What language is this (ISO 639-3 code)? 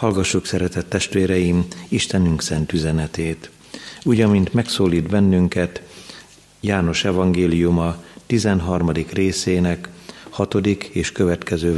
hun